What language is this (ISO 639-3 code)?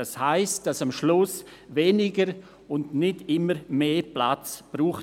gsw